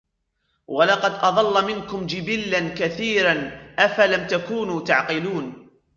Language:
Arabic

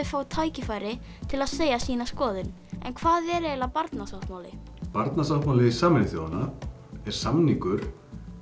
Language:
Icelandic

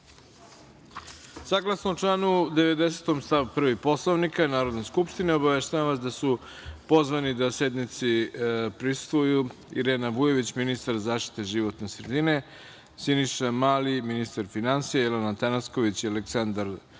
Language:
Serbian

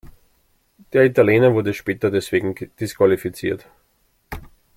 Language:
German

